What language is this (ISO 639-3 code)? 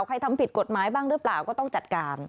tha